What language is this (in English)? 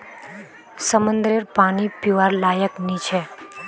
Magahi